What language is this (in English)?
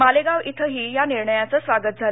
Marathi